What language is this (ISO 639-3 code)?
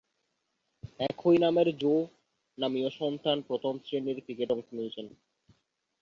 ben